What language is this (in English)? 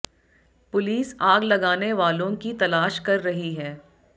Hindi